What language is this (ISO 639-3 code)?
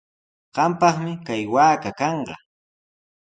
qws